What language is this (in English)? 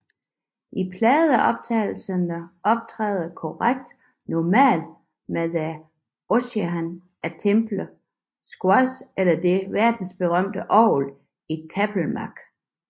Danish